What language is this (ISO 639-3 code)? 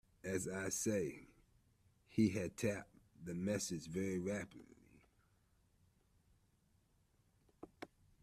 eng